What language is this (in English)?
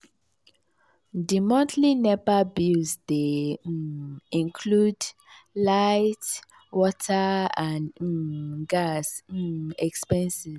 Nigerian Pidgin